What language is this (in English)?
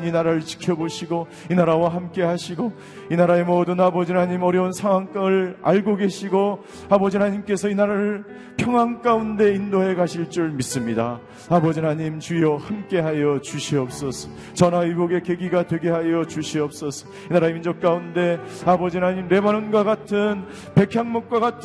Korean